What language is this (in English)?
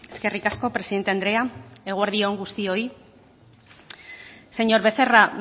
Basque